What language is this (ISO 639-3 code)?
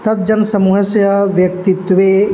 san